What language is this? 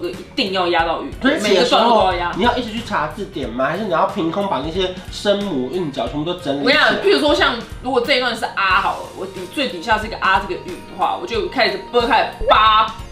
Chinese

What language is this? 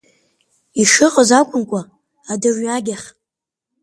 Abkhazian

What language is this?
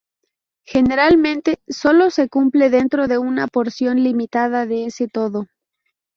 Spanish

